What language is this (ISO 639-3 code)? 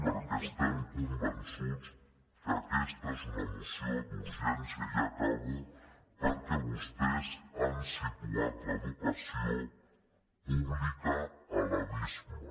cat